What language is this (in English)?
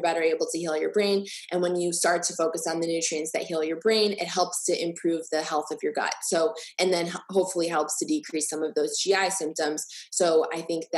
English